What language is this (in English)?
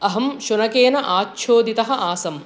Sanskrit